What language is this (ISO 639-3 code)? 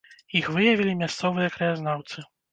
bel